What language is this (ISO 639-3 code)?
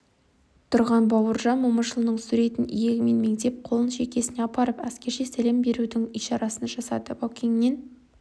kaz